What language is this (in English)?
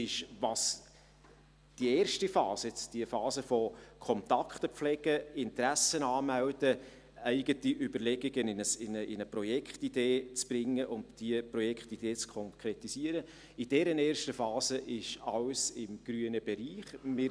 Swiss German